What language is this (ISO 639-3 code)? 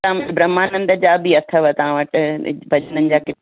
snd